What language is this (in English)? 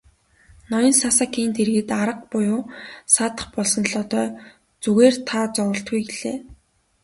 Mongolian